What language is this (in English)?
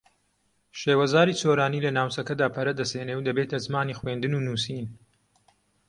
Central Kurdish